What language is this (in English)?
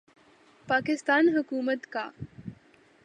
Urdu